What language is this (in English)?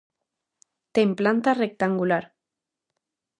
Galician